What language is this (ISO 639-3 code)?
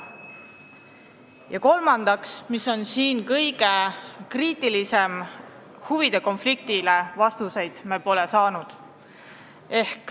est